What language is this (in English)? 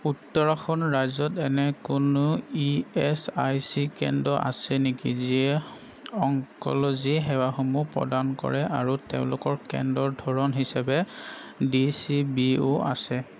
Assamese